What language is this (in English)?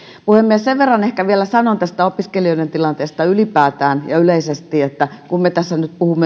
Finnish